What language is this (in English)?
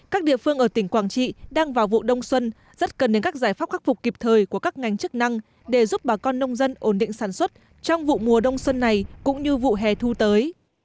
Vietnamese